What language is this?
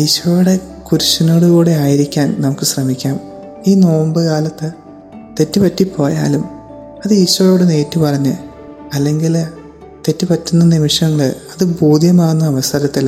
Malayalam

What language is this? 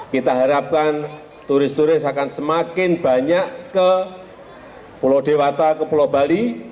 Indonesian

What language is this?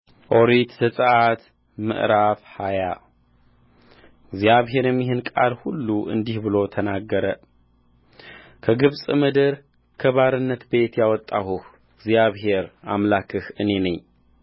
Amharic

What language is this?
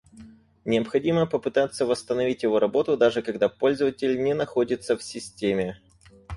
Russian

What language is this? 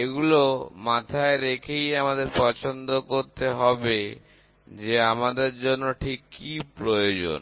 Bangla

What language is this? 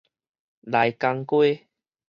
Min Nan Chinese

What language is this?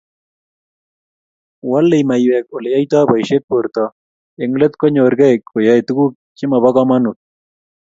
Kalenjin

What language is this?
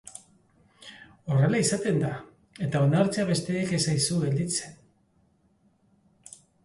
Basque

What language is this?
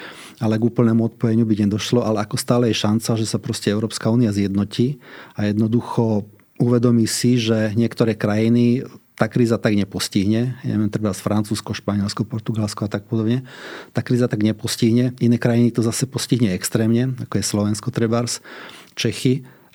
Slovak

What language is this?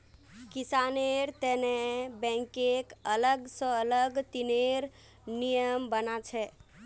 Magahi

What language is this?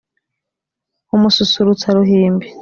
Kinyarwanda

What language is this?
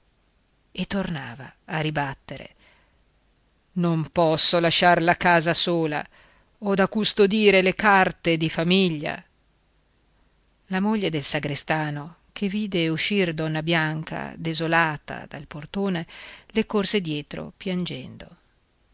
Italian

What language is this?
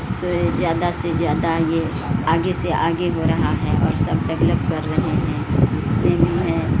Urdu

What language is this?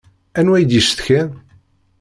Kabyle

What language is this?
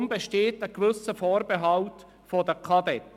Swiss German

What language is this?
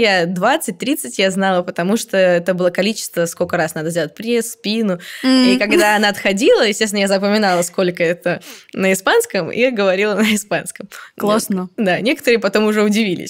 Russian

